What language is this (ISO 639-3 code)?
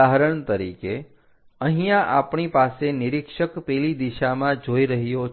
guj